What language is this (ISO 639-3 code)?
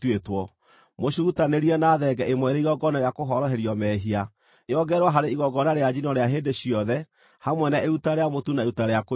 kik